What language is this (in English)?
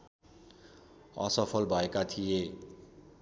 Nepali